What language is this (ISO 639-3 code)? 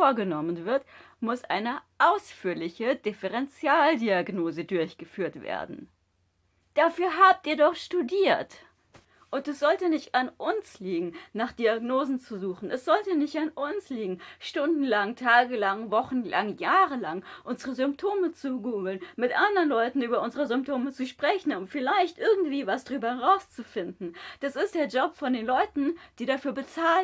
deu